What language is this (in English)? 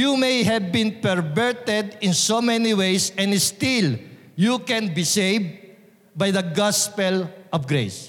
Filipino